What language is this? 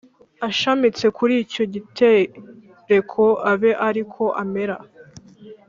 Kinyarwanda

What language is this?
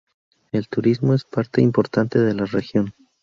Spanish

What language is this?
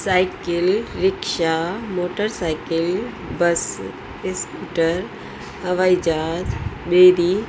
Sindhi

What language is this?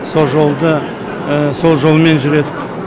Kazakh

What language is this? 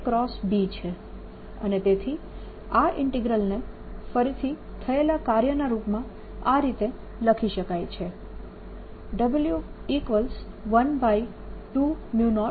Gujarati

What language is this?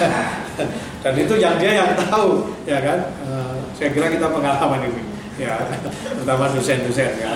Indonesian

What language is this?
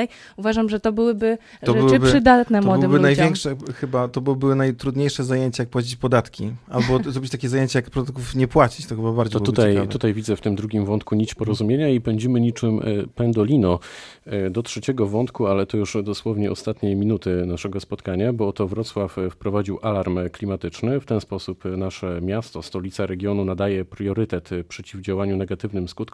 Polish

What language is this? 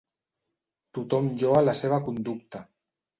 Catalan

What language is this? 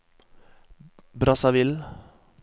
Norwegian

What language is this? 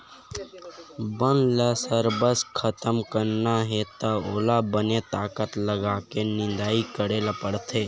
Chhattisgarhi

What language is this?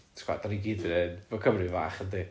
Welsh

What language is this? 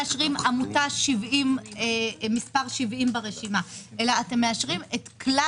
Hebrew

